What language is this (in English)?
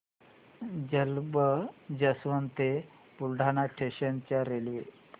Marathi